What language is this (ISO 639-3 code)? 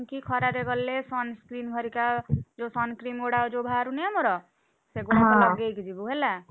ori